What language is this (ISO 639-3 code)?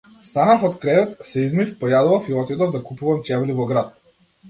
mkd